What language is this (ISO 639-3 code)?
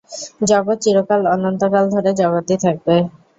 ben